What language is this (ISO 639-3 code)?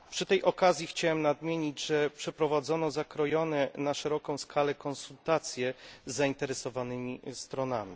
pol